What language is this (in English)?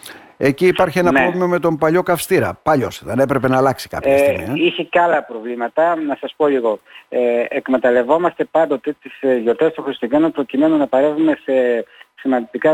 Greek